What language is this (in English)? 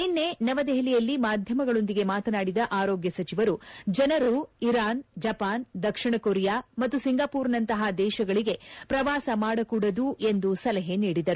Kannada